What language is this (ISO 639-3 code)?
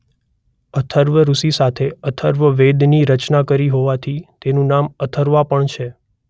guj